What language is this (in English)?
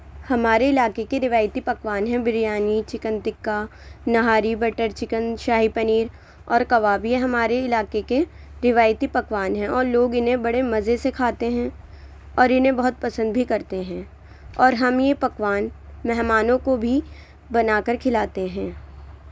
Urdu